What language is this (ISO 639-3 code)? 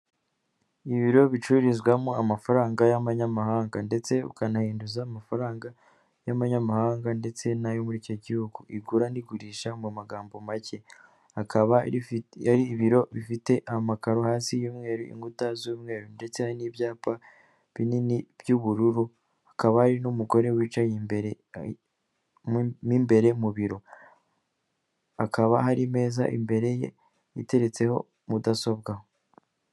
kin